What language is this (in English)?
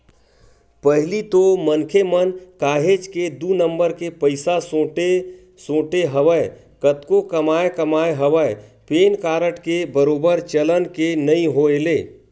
Chhattisgarhi